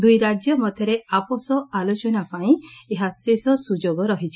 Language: Odia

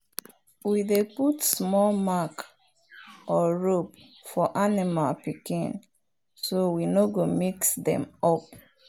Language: Nigerian Pidgin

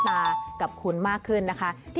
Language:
Thai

